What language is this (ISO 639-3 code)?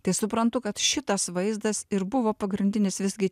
lit